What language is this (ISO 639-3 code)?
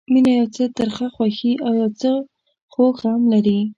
pus